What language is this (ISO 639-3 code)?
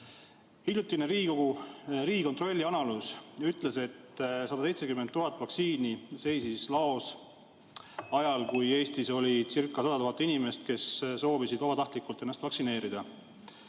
est